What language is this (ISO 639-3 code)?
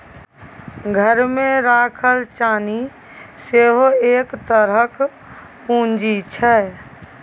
mai